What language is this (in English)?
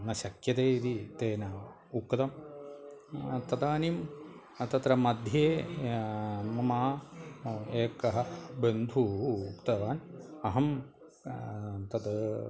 Sanskrit